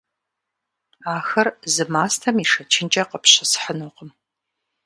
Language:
Kabardian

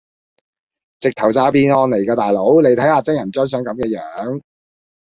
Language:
Cantonese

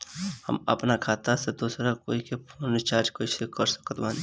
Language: Bhojpuri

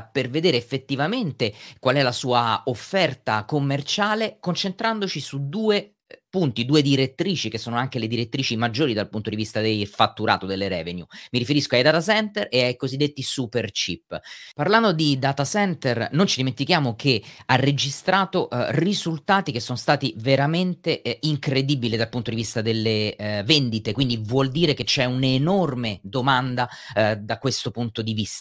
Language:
Italian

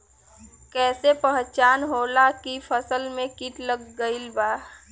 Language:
Bhojpuri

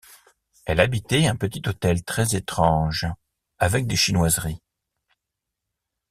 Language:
French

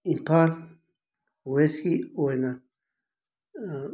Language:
Manipuri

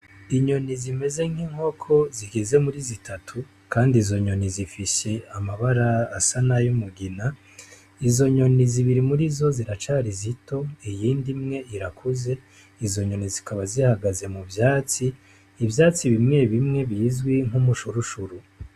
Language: Rundi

